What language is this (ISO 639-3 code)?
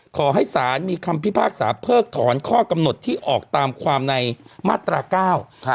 tha